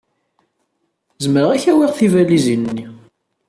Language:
Kabyle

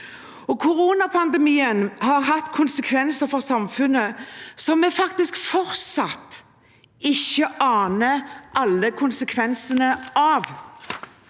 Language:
Norwegian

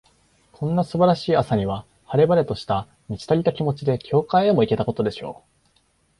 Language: Japanese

